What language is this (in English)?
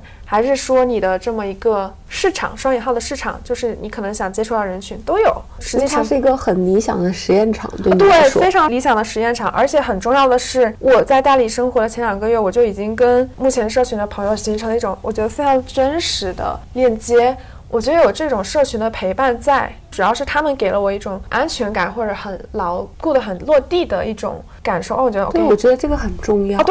Chinese